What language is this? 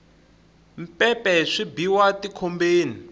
Tsonga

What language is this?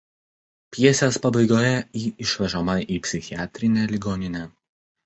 Lithuanian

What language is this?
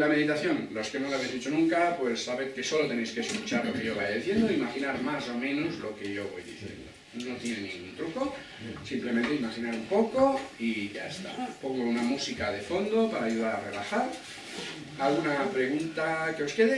Spanish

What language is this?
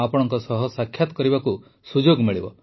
Odia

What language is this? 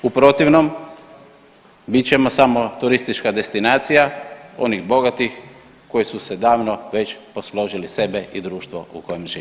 Croatian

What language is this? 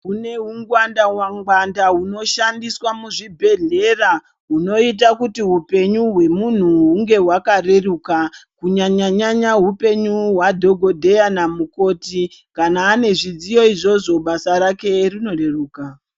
Ndau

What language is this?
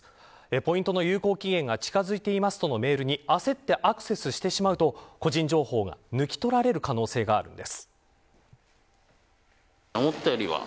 Japanese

